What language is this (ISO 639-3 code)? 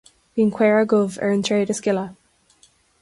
gle